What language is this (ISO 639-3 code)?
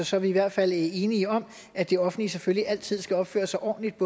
dan